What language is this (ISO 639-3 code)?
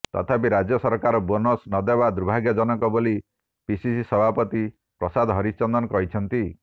ori